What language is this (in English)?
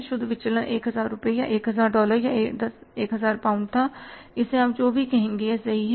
Hindi